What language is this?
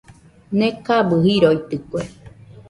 Nüpode Huitoto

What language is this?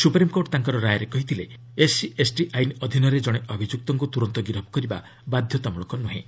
Odia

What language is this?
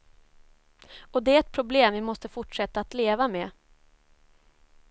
Swedish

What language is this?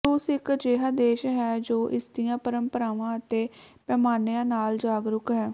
Punjabi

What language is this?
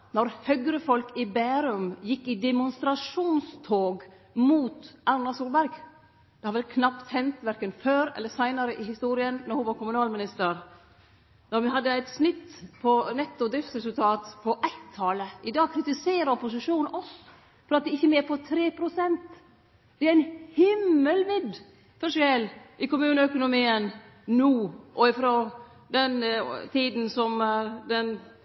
Norwegian Nynorsk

